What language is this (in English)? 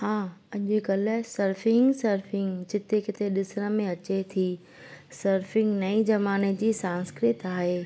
Sindhi